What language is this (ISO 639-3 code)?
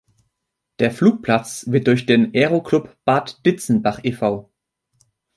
deu